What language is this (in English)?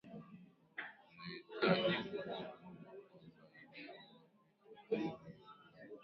Swahili